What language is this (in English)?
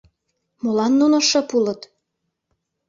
Mari